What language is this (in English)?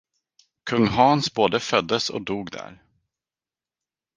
Swedish